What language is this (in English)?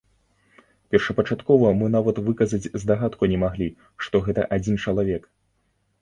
Belarusian